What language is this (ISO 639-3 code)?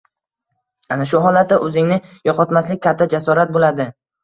uzb